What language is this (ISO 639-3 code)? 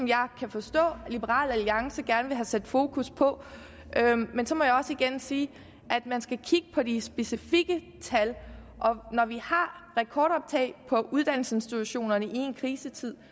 dan